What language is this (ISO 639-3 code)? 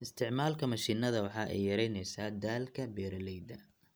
som